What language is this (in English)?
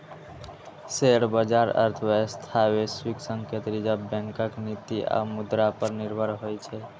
Maithili